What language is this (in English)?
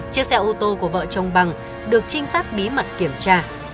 Vietnamese